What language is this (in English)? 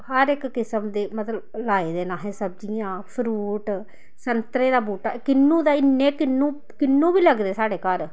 Dogri